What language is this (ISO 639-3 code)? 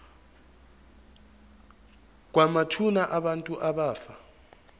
zul